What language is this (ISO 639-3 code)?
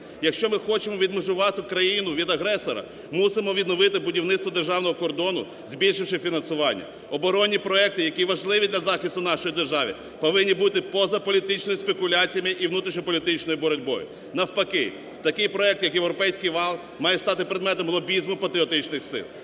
ukr